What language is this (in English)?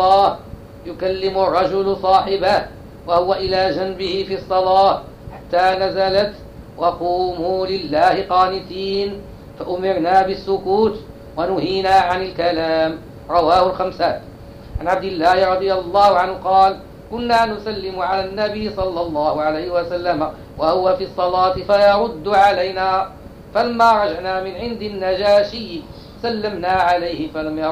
Arabic